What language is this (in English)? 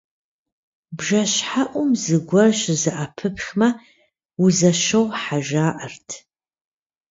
Kabardian